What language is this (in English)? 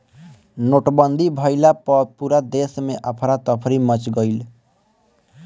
Bhojpuri